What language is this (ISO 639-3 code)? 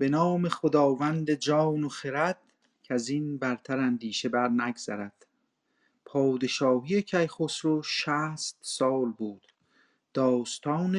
fas